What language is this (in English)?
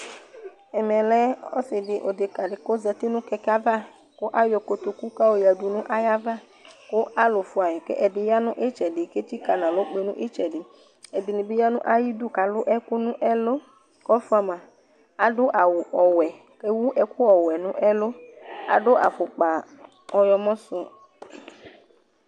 Ikposo